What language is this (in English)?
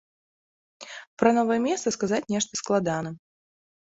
Belarusian